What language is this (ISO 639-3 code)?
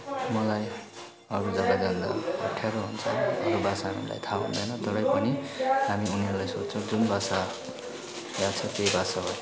nep